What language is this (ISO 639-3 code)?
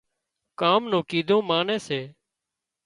kxp